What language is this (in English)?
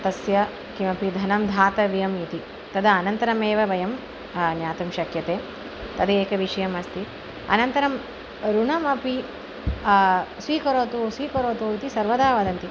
Sanskrit